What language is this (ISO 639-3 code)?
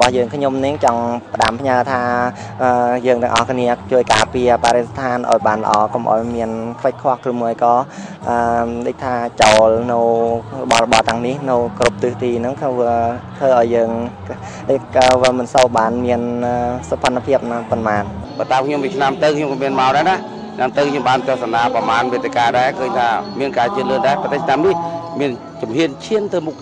tha